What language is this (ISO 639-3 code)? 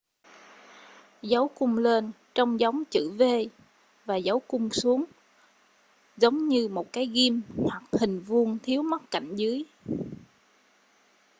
vie